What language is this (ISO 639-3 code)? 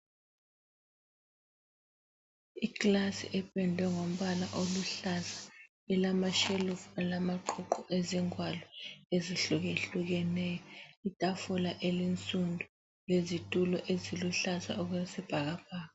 nde